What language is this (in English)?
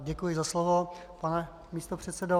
Czech